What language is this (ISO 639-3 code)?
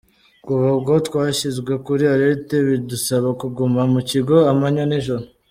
kin